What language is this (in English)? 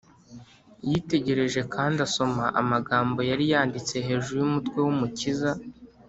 Kinyarwanda